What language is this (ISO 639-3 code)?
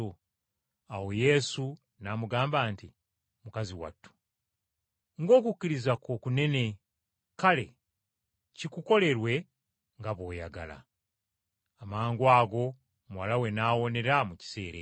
lug